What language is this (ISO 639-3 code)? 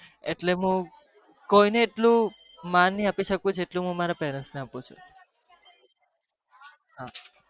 guj